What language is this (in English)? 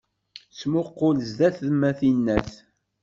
Kabyle